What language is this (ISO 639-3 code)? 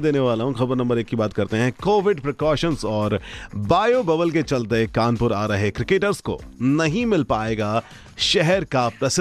hin